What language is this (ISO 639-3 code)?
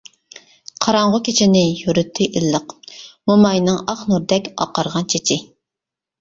uig